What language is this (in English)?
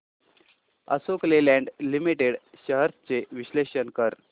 Marathi